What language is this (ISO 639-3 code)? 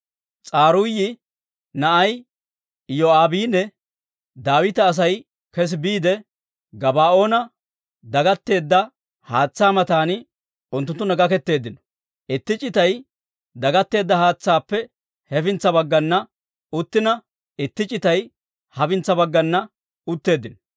dwr